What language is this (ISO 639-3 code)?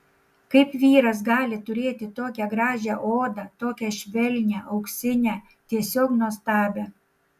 lit